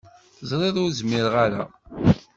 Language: Kabyle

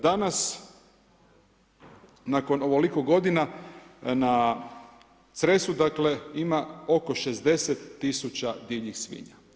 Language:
Croatian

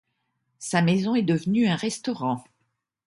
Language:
French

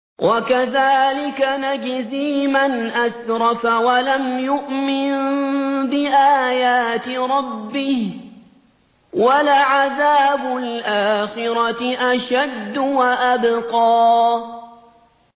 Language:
Arabic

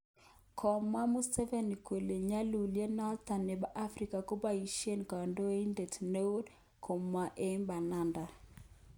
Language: Kalenjin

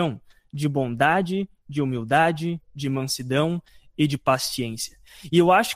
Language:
Portuguese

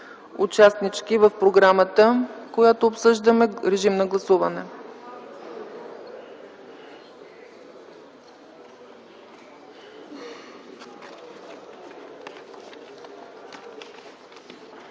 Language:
Bulgarian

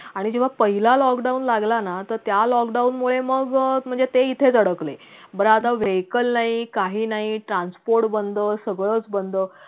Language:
Marathi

